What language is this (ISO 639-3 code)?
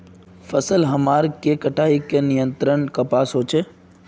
mag